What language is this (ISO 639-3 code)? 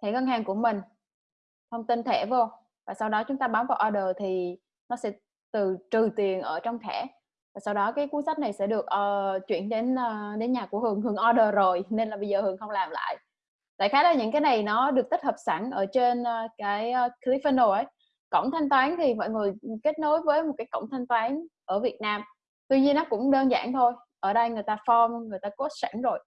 vie